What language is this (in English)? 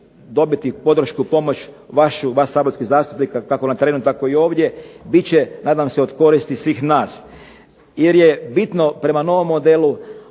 Croatian